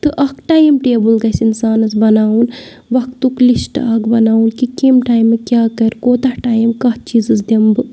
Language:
Kashmiri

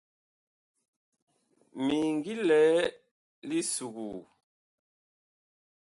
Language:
Bakoko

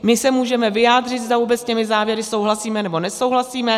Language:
Czech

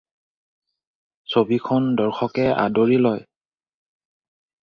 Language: Assamese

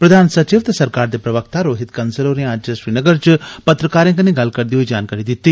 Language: Dogri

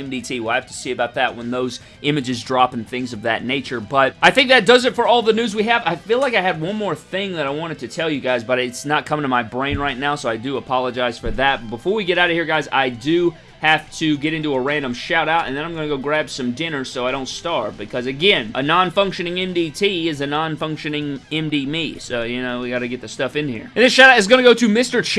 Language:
English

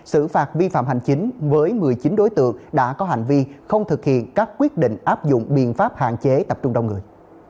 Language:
Vietnamese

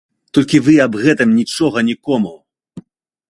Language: Belarusian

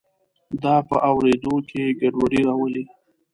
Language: Pashto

